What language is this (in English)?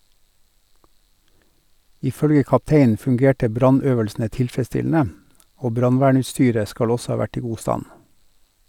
Norwegian